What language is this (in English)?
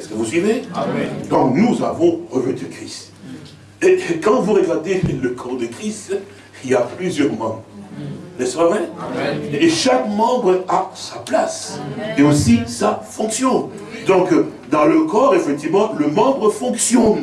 French